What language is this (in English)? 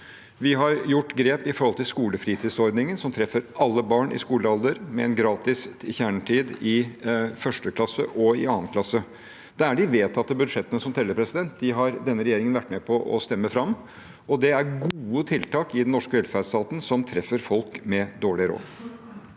Norwegian